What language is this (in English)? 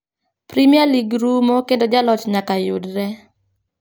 Luo (Kenya and Tanzania)